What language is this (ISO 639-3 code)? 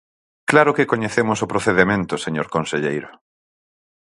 glg